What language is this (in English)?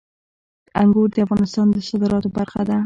Pashto